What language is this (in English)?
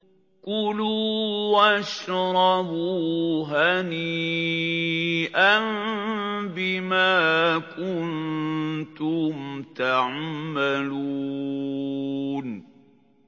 Arabic